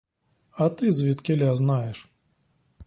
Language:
Ukrainian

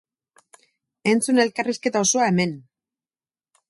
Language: Basque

